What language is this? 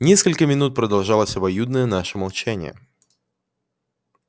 Russian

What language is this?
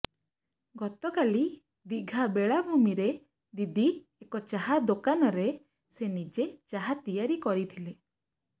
Odia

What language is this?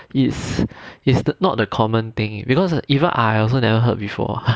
English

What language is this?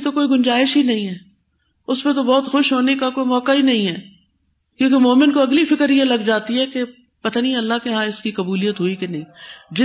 Urdu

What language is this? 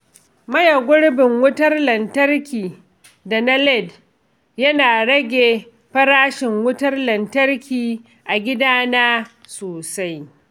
Hausa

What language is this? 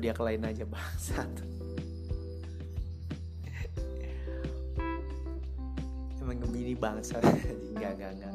Indonesian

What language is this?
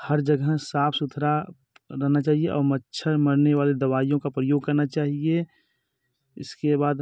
Hindi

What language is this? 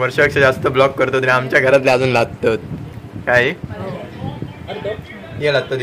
Marathi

